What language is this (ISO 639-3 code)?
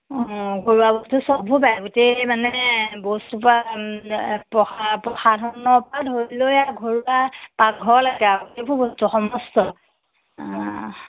asm